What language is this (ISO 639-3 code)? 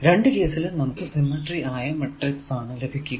mal